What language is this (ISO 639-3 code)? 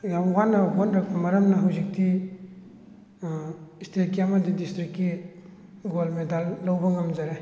mni